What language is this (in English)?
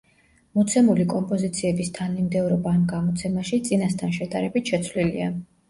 Georgian